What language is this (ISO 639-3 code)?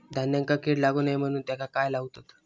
mar